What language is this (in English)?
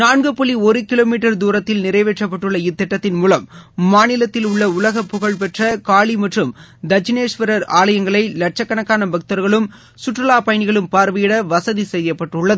Tamil